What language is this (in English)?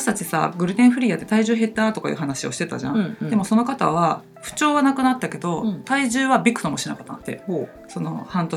Japanese